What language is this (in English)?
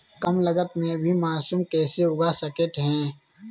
Magahi